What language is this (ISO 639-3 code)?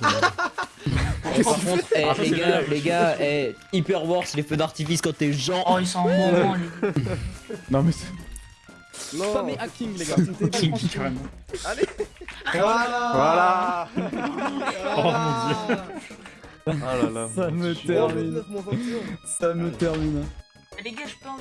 fra